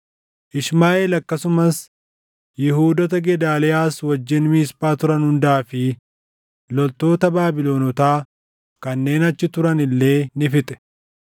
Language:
Oromo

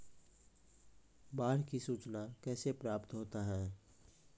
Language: Maithili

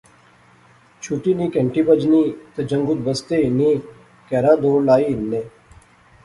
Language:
Pahari-Potwari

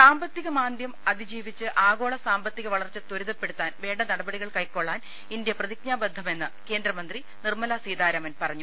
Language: Malayalam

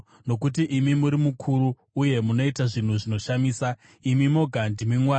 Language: Shona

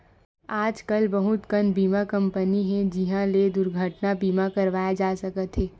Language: Chhattisgarhi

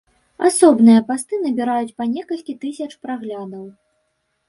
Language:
Belarusian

